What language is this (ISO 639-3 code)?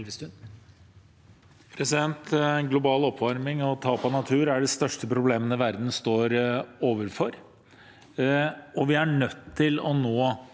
nor